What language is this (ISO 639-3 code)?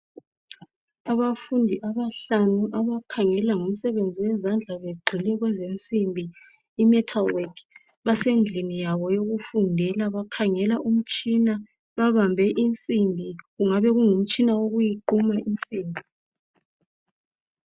nde